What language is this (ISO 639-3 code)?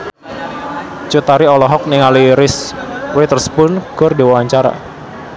sun